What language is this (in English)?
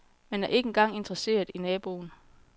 Danish